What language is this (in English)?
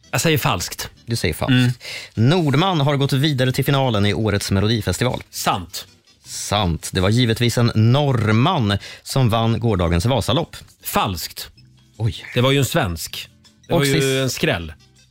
Swedish